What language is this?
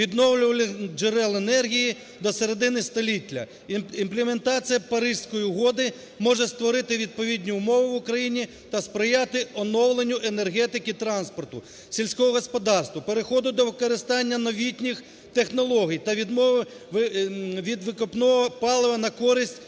Ukrainian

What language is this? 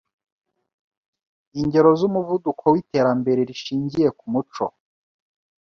Kinyarwanda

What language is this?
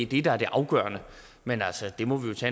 Danish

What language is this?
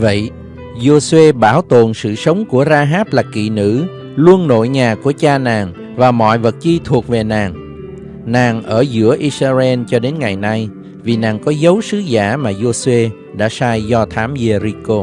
Vietnamese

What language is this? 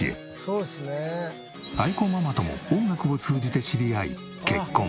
Japanese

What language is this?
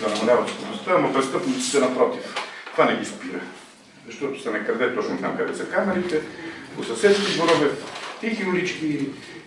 Bulgarian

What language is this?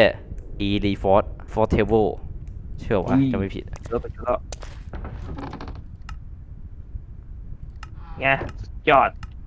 Thai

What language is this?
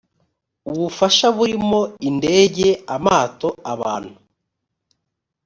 Kinyarwanda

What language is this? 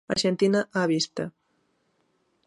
Galician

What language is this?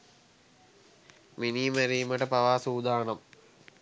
Sinhala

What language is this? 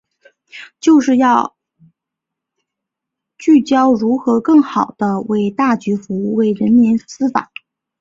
Chinese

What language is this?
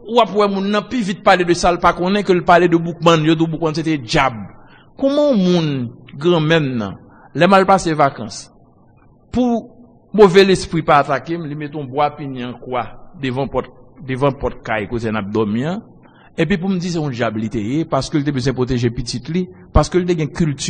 French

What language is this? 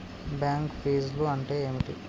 Telugu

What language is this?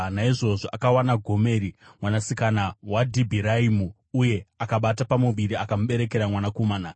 Shona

